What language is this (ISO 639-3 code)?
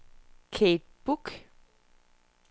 dan